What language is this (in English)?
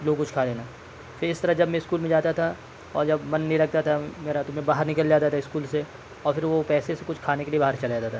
Urdu